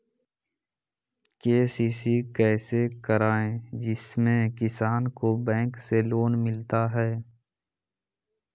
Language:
Magahi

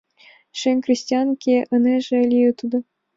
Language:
Mari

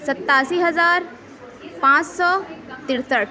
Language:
Urdu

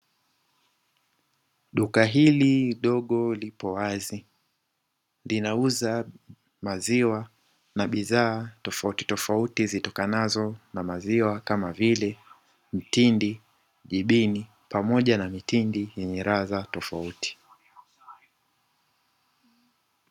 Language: Swahili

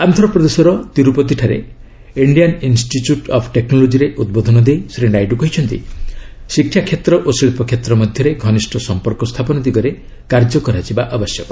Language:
Odia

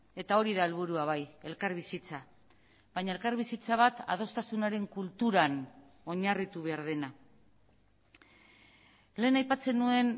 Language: Basque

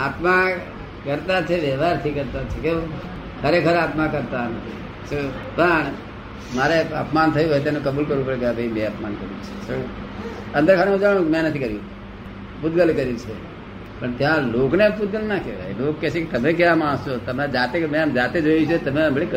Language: Gujarati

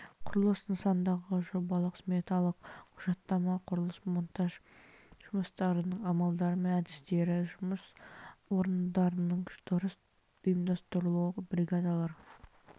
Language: Kazakh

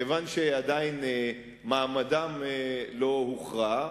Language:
Hebrew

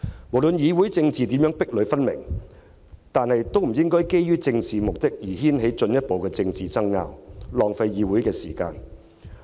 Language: Cantonese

